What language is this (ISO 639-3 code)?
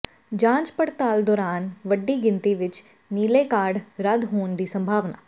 pan